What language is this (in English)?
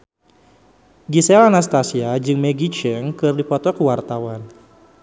Sundanese